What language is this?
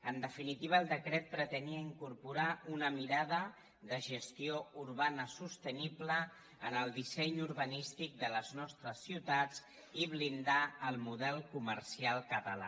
Catalan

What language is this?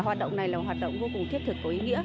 Vietnamese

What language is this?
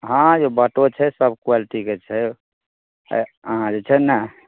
Maithili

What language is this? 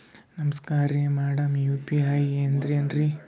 Kannada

